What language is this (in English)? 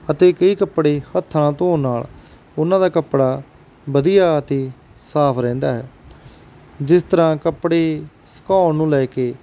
Punjabi